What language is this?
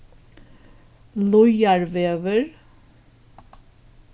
Faroese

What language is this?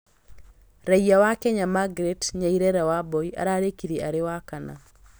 Kikuyu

